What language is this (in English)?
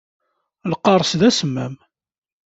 Kabyle